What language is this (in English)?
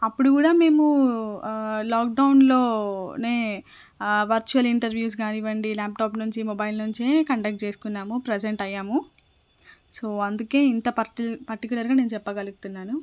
Telugu